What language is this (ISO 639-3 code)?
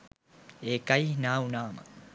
sin